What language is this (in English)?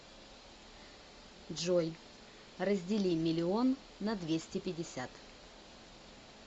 Russian